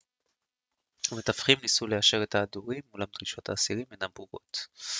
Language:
Hebrew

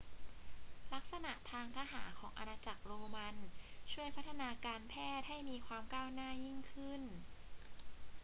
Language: Thai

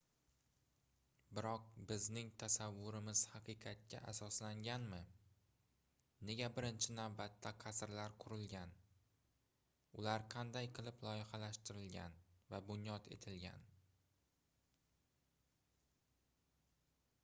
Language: Uzbek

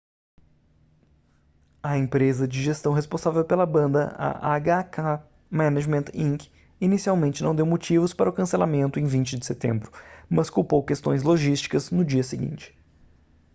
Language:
Portuguese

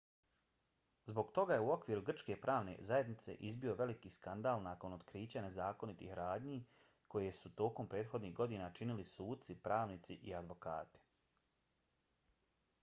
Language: Bosnian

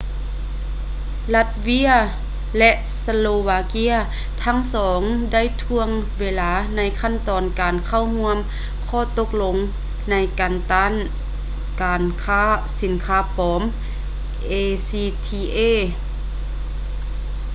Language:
Lao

